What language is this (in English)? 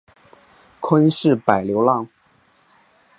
Chinese